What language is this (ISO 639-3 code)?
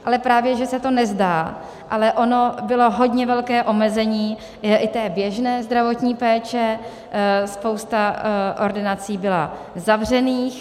ces